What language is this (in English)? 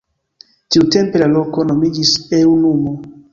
Esperanto